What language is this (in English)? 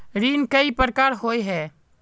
Magahi